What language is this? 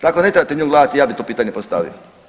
Croatian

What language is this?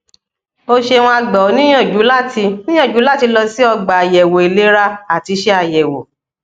Yoruba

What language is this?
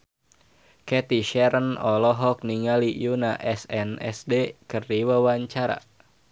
Sundanese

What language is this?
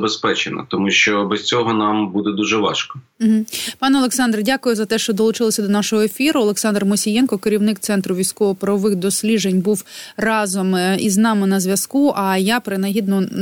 Ukrainian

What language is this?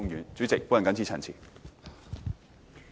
Cantonese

